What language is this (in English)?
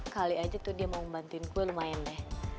Indonesian